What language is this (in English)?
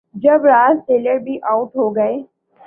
Urdu